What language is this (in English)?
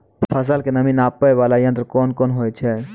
Maithili